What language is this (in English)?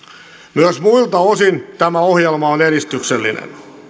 Finnish